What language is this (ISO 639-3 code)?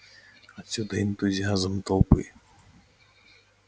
rus